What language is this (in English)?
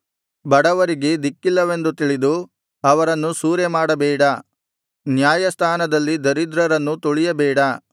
Kannada